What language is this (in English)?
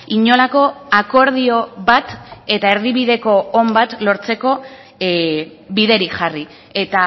Basque